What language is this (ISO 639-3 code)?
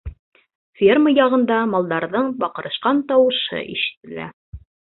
bak